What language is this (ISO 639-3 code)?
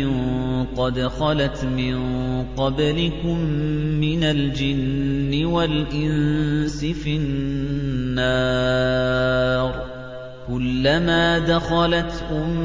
ara